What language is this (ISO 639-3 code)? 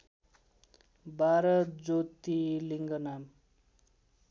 nep